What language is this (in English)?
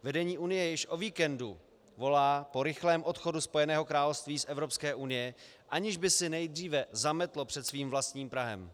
Czech